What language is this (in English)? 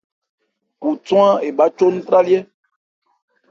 Ebrié